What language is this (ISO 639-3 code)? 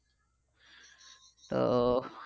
ben